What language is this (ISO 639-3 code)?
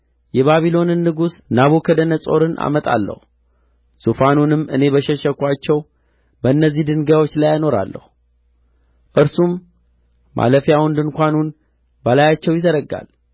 amh